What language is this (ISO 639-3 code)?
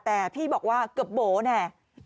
tha